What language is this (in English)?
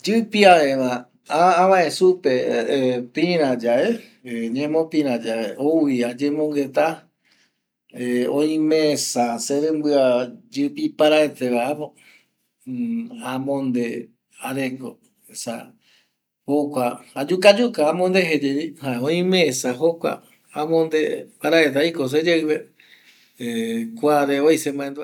Eastern Bolivian Guaraní